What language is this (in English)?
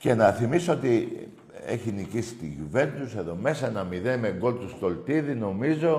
Greek